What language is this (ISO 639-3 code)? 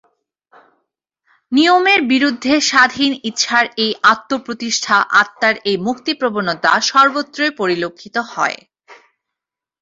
ben